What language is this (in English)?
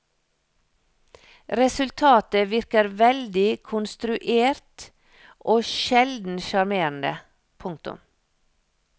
Norwegian